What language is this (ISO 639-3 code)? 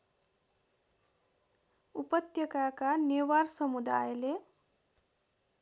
nep